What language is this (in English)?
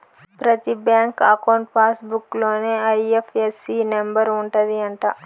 Telugu